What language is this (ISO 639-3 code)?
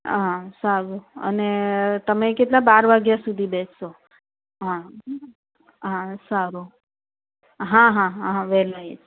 guj